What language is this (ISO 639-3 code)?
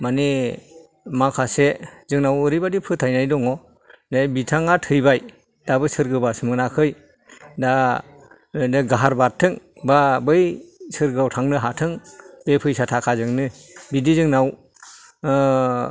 brx